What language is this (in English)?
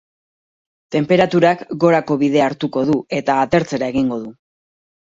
Basque